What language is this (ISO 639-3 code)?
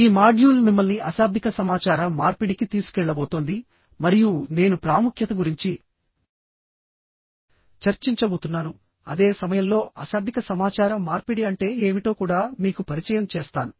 tel